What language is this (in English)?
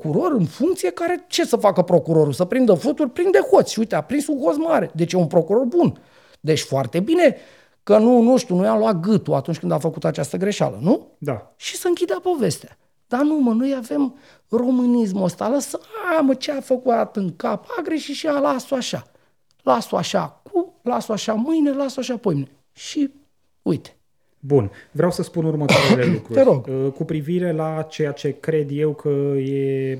Romanian